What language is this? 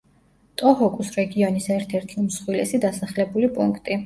Georgian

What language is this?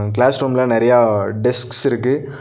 Tamil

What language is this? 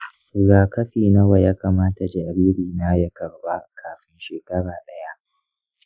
Hausa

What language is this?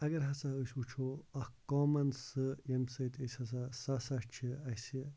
Kashmiri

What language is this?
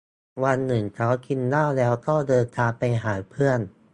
Thai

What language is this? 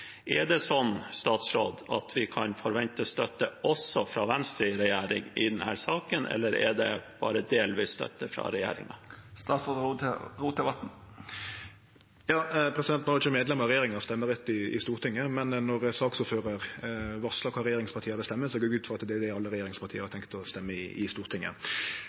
Norwegian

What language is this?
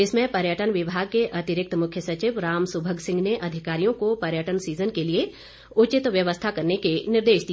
Hindi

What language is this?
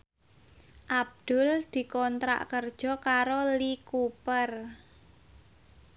Javanese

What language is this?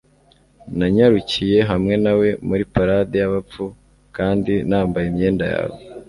Kinyarwanda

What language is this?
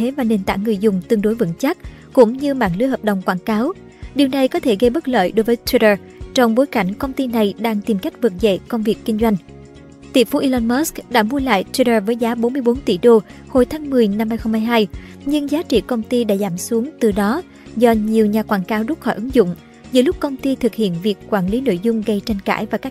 Vietnamese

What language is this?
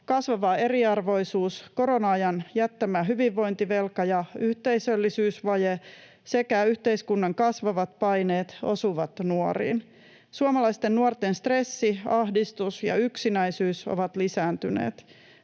Finnish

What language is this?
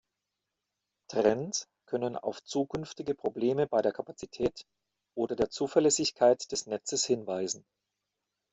German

